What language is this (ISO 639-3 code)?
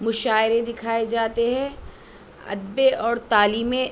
urd